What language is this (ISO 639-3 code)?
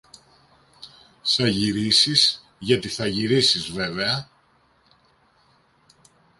ell